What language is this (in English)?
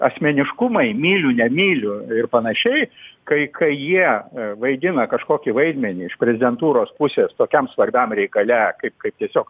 Lithuanian